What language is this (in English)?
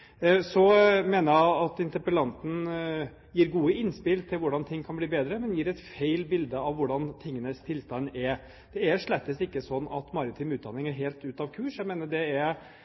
Norwegian Bokmål